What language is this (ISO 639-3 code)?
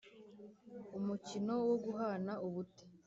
kin